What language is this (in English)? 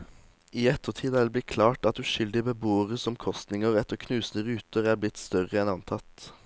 Norwegian